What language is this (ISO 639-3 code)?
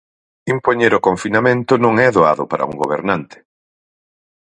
glg